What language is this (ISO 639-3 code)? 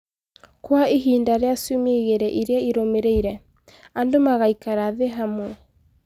kik